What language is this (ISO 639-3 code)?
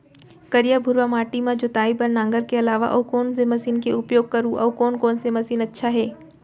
hne